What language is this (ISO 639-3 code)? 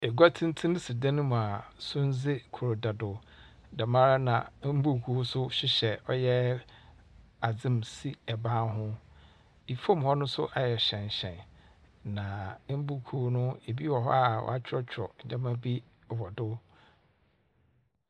aka